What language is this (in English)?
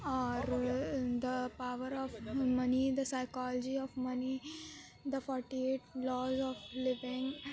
Urdu